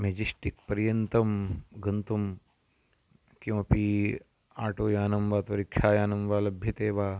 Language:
Sanskrit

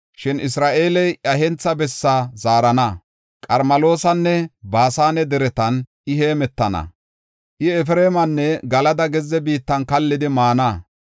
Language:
Gofa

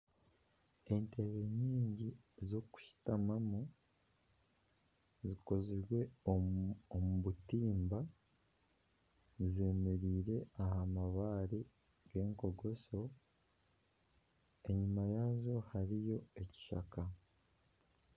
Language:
Nyankole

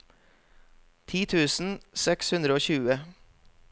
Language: Norwegian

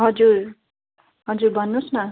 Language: Nepali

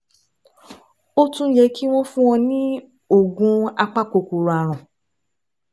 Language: Yoruba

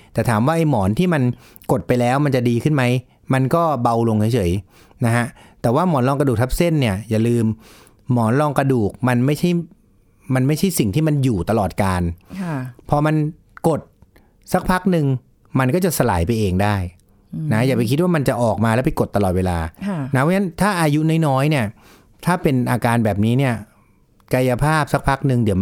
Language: Thai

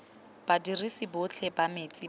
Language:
Tswana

